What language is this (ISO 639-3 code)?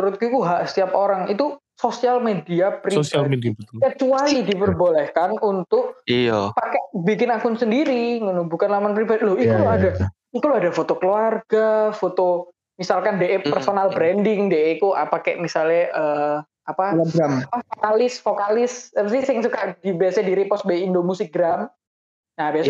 ind